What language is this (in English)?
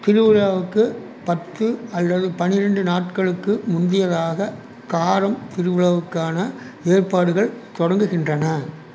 Tamil